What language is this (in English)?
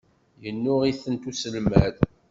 Kabyle